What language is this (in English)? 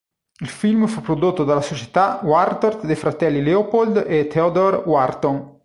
Italian